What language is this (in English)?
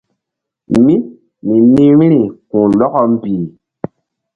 Mbum